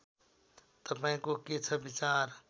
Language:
Nepali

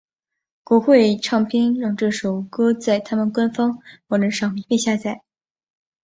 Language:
Chinese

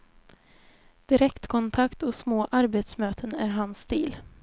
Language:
Swedish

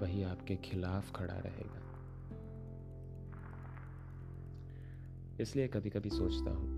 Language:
Hindi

